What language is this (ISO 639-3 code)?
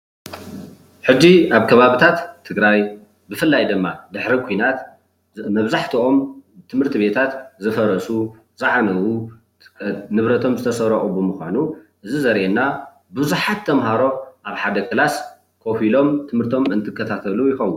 tir